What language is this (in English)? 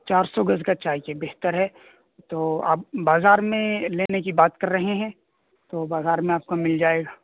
Urdu